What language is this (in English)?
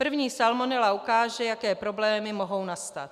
Czech